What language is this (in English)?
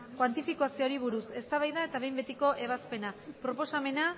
Basque